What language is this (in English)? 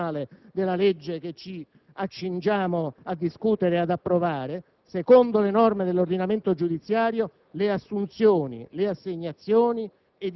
Italian